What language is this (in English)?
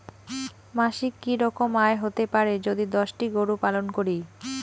Bangla